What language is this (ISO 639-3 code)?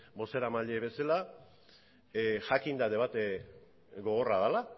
eus